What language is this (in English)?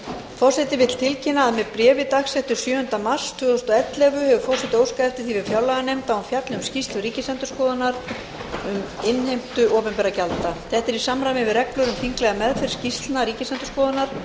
Icelandic